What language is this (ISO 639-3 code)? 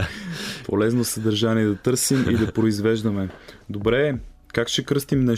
bul